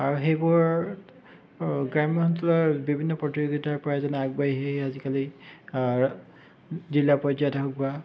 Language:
Assamese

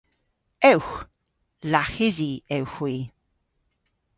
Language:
Cornish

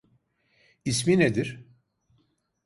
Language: Turkish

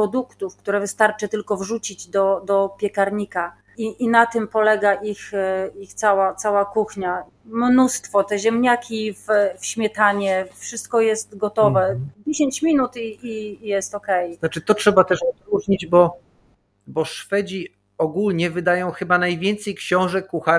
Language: Polish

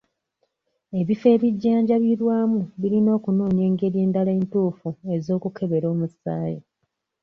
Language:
Ganda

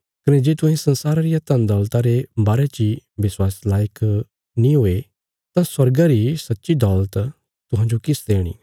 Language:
Bilaspuri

